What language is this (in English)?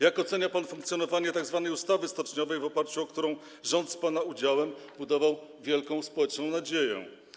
Polish